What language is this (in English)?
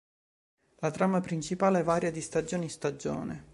Italian